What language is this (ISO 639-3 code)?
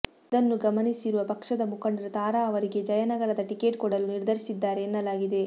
kan